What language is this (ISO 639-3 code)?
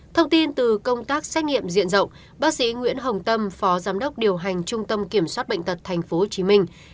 vie